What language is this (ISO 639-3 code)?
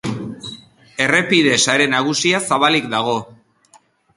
eus